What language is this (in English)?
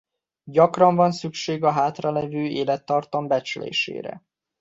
Hungarian